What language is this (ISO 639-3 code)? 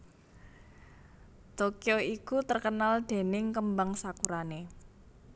jav